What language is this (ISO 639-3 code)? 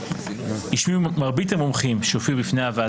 heb